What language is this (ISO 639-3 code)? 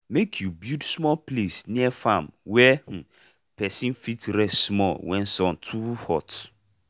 pcm